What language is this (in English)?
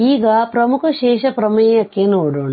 Kannada